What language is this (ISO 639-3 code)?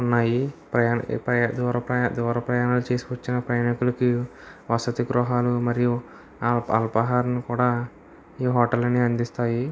tel